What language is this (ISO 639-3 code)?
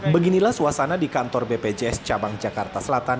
ind